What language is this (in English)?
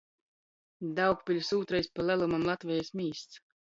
Latgalian